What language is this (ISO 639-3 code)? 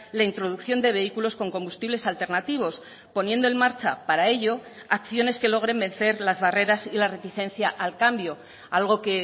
spa